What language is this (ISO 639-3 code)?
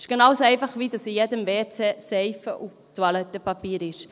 gsw